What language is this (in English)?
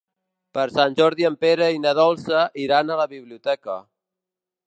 Catalan